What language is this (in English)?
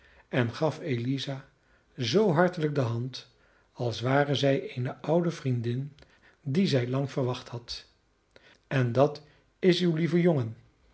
Dutch